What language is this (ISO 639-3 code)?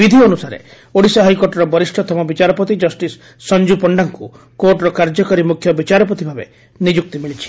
ori